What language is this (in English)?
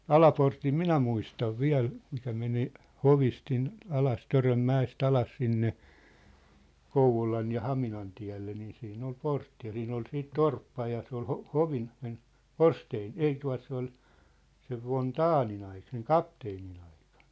Finnish